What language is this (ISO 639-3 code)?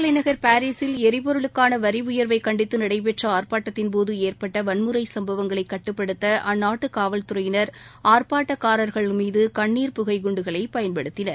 tam